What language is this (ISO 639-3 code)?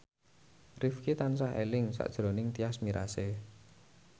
jav